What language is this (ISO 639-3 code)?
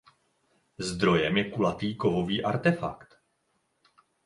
ces